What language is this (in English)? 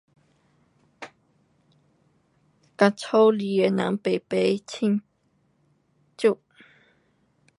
Pu-Xian Chinese